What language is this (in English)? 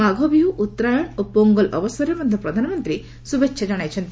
Odia